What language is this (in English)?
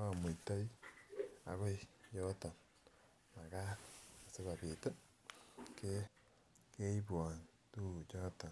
Kalenjin